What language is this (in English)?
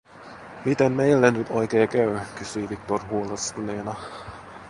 Finnish